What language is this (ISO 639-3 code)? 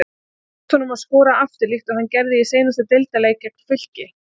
isl